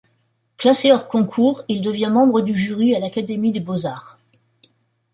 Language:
French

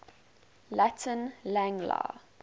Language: English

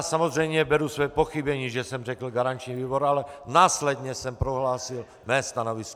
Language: Czech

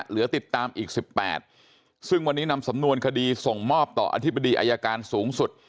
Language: Thai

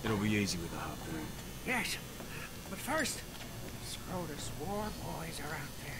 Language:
Korean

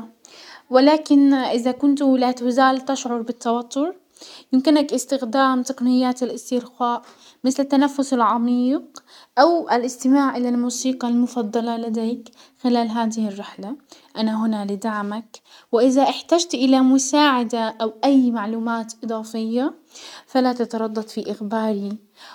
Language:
Hijazi Arabic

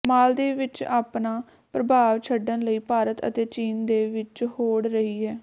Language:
Punjabi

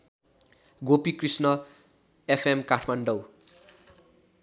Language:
Nepali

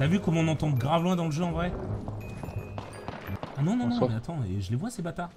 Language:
French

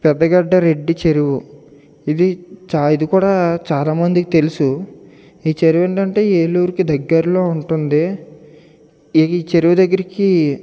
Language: Telugu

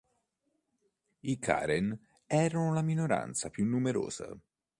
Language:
Italian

